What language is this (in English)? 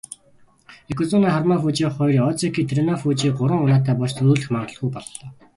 Mongolian